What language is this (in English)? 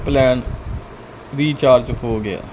Punjabi